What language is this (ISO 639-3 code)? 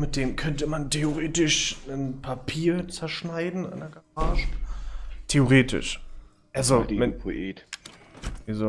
deu